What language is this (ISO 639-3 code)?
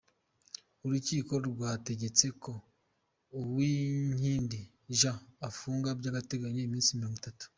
kin